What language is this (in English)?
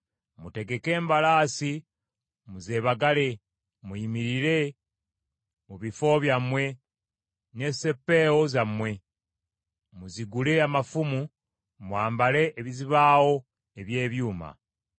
Ganda